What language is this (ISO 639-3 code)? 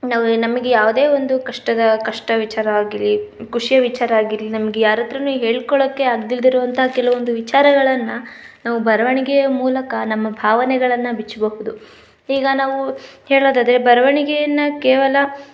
kan